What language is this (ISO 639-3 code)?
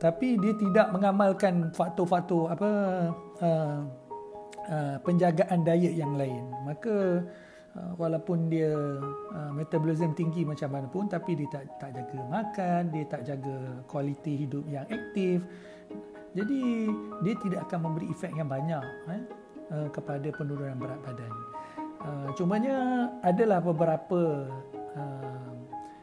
msa